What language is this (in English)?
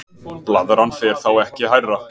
Icelandic